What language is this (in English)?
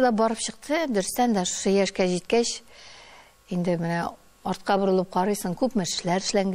Dutch